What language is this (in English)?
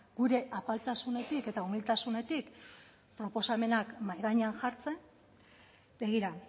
Basque